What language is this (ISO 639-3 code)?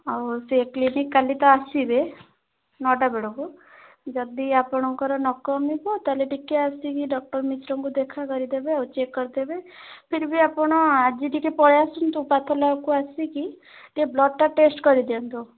ori